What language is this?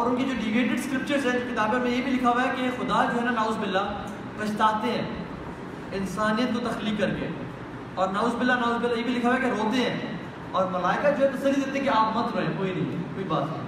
Urdu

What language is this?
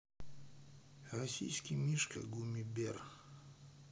Russian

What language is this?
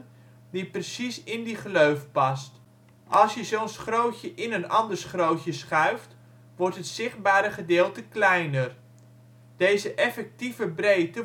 Dutch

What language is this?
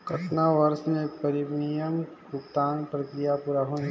Chhattisgarhi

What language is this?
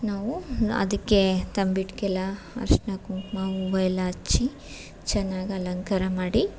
Kannada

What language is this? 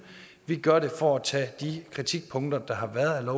Danish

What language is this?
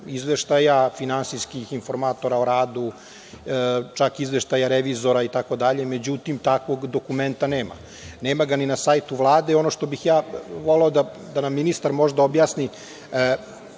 Serbian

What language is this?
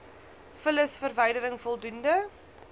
Afrikaans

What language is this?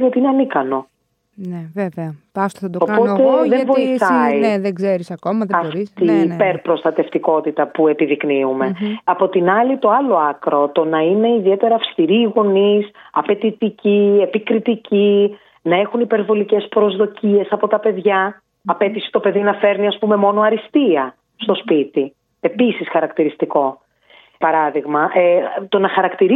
Greek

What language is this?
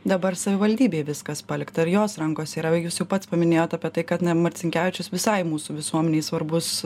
Lithuanian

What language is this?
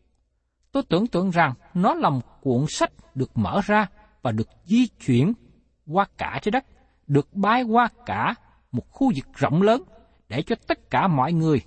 Vietnamese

